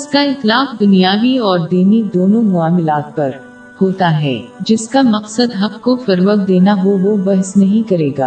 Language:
Urdu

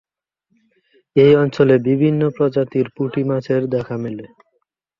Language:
Bangla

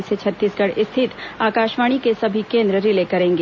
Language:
Hindi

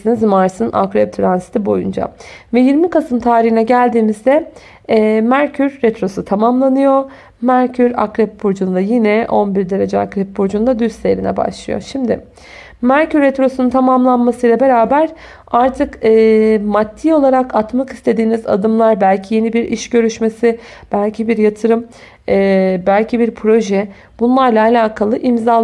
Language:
Turkish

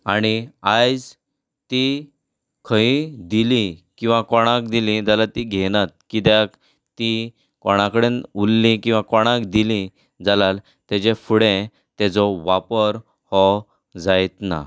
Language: Konkani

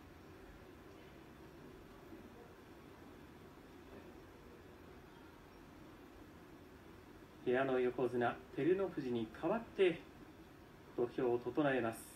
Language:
Japanese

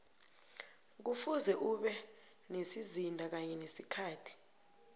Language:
South Ndebele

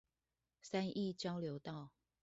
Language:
Chinese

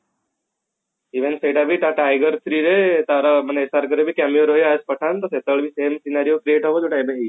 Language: Odia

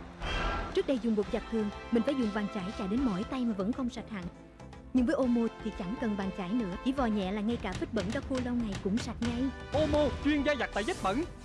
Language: Vietnamese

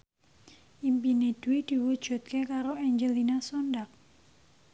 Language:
Javanese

